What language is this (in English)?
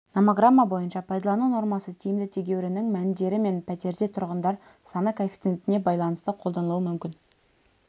Kazakh